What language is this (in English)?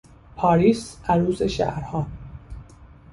Persian